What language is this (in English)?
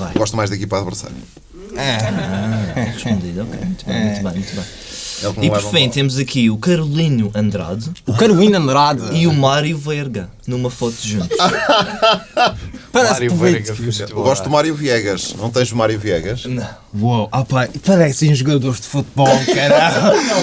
Portuguese